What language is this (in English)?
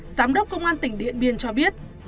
Vietnamese